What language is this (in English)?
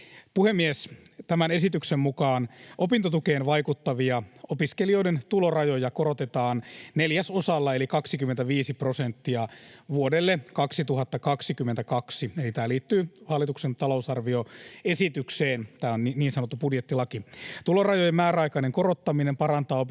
Finnish